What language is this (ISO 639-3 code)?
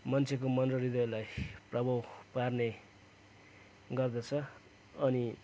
nep